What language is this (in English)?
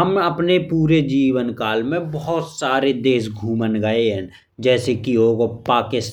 Bundeli